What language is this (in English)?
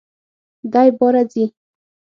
Pashto